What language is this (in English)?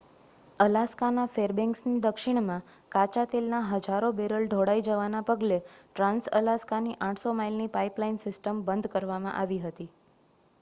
Gujarati